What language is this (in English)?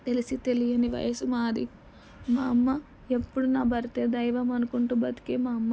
Telugu